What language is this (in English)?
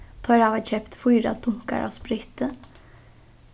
Faroese